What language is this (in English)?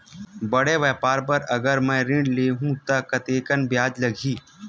Chhattisgarhi